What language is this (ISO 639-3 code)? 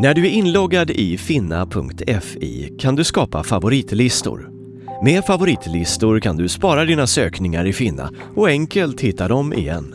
swe